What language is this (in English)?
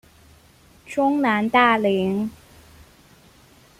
Chinese